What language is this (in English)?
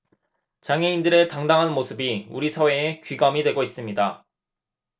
Korean